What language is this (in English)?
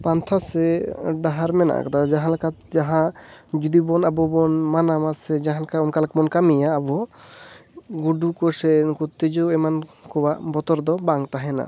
Santali